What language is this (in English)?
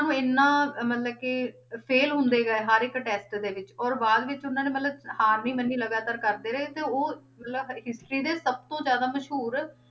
Punjabi